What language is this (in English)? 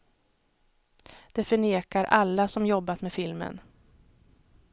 Swedish